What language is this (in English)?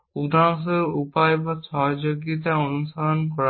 Bangla